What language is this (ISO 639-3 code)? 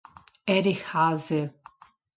ita